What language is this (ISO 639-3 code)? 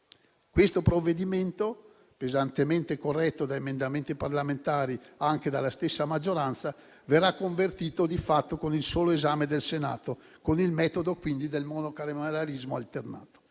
ita